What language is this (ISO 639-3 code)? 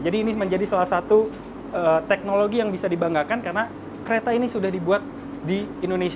ind